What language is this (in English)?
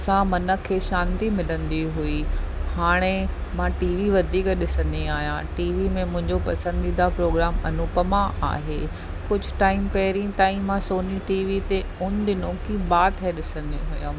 Sindhi